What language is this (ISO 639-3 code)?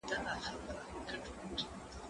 pus